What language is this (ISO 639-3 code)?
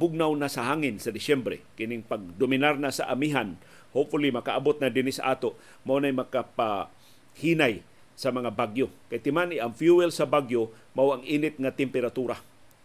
fil